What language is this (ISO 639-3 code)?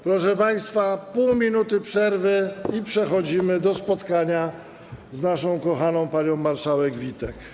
pol